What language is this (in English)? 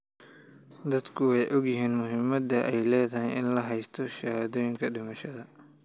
Somali